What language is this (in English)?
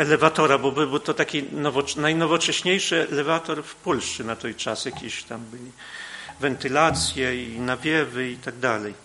Polish